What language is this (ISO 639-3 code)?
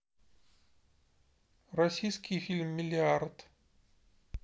rus